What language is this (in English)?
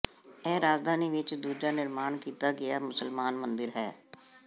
Punjabi